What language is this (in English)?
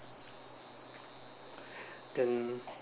English